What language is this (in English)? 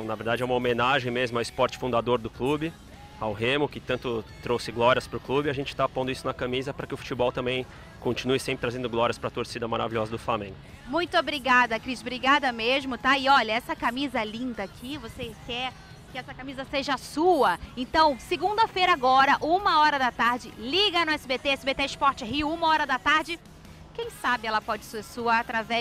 Portuguese